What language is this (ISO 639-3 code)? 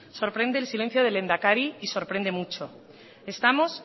spa